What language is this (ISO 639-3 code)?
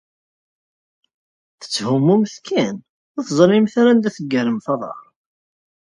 kab